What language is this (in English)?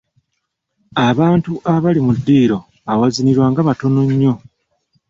Ganda